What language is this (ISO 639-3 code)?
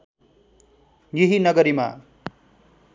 nep